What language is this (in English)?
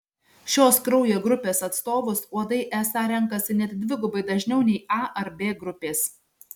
Lithuanian